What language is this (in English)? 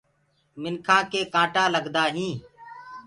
Gurgula